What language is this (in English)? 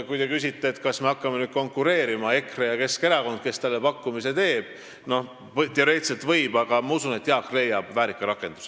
Estonian